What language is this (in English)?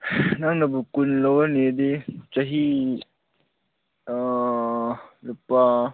Manipuri